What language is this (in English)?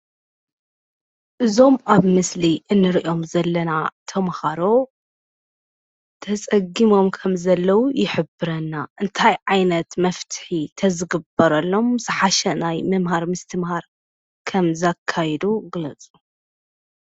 Tigrinya